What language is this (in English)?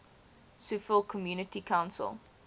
English